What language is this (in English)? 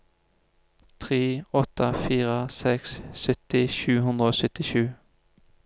Norwegian